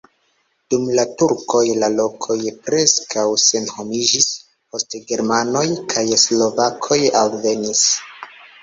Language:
Esperanto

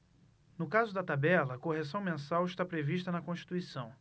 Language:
Portuguese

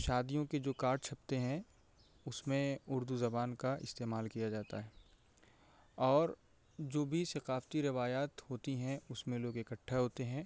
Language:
Urdu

